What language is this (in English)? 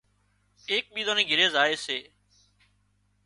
Wadiyara Koli